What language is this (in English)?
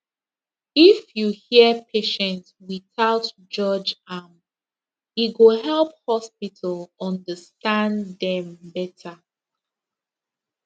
Nigerian Pidgin